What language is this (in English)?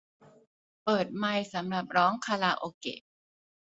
Thai